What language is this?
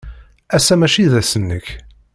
Kabyle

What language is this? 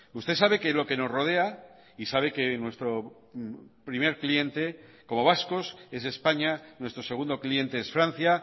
Spanish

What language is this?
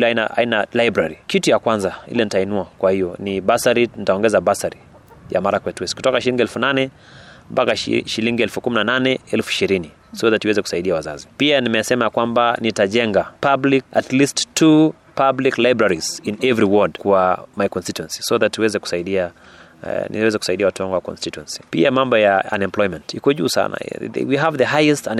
Swahili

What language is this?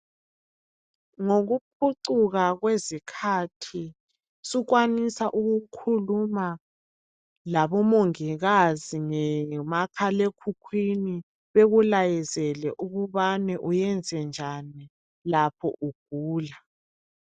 North Ndebele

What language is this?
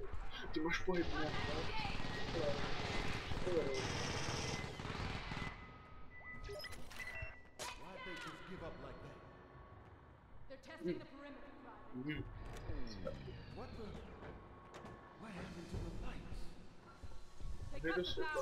Czech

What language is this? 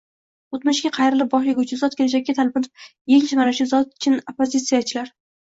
Uzbek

